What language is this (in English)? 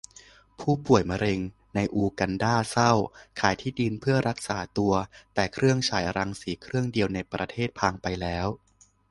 Thai